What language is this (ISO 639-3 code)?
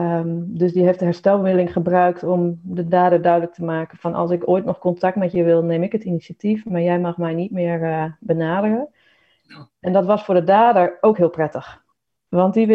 nld